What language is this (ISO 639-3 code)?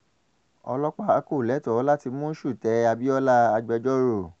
yor